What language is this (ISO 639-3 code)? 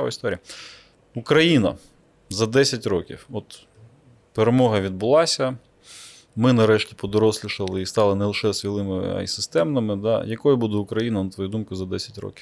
ukr